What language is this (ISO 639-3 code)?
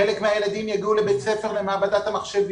heb